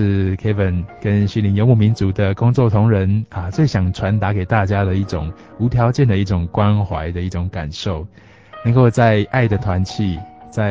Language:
Chinese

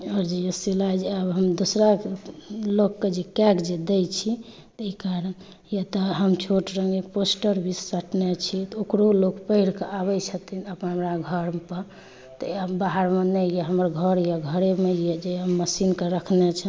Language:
Maithili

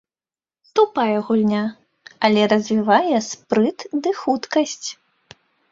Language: Belarusian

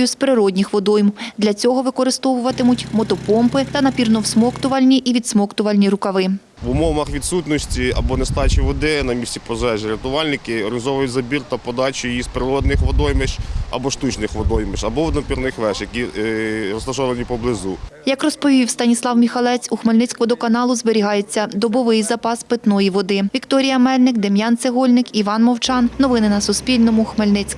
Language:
Ukrainian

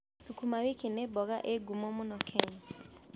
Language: Kikuyu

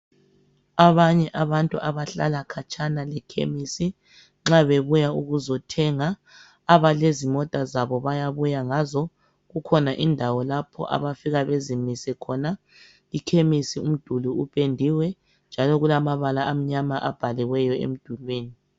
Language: North Ndebele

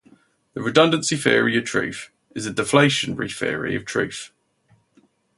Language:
English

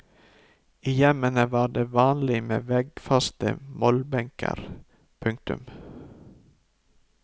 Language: Norwegian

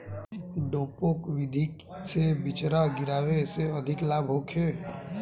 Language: Bhojpuri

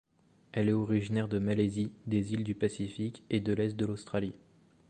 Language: French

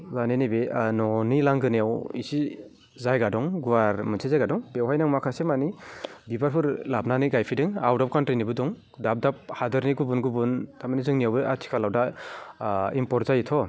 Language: Bodo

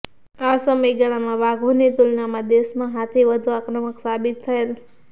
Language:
Gujarati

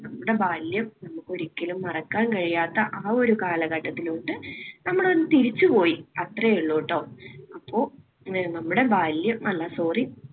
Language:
Malayalam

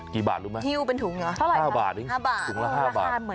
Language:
Thai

